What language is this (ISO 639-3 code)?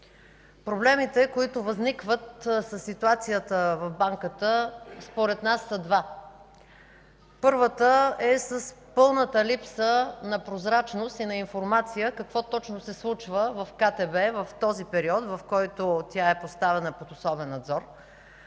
bul